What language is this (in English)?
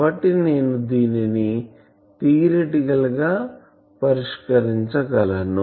Telugu